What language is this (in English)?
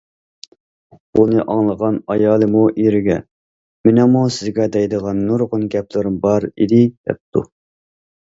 Uyghur